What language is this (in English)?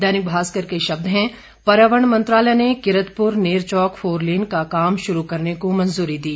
Hindi